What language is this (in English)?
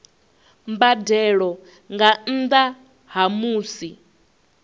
Venda